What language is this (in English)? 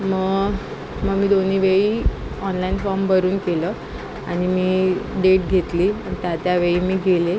Marathi